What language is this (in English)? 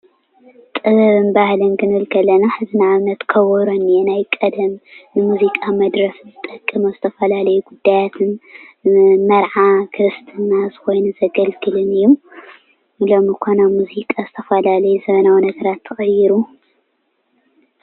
Tigrinya